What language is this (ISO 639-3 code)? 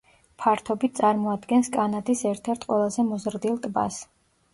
kat